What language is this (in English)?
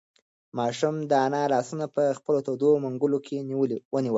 Pashto